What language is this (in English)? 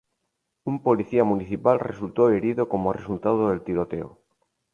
Spanish